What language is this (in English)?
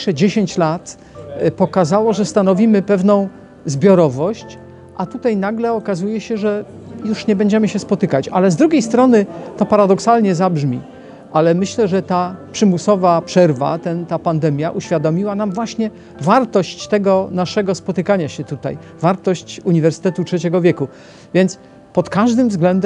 Polish